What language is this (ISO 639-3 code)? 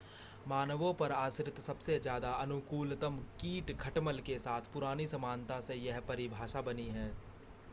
hin